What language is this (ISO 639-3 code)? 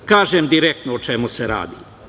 srp